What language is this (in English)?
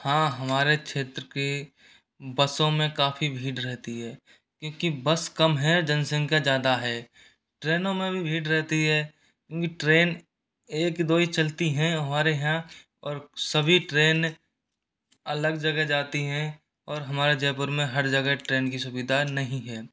Hindi